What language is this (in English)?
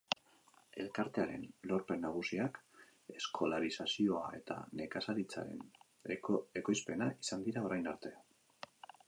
Basque